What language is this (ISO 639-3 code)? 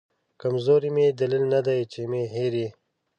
pus